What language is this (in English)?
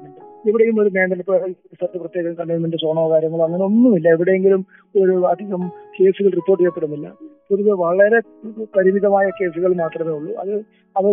Malayalam